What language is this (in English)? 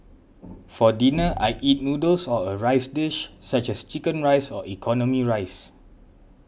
English